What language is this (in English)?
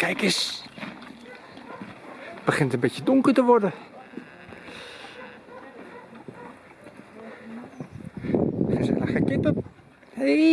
Dutch